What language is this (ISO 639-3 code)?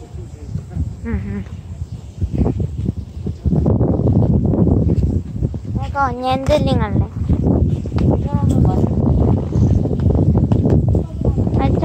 kor